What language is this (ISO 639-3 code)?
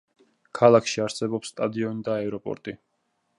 kat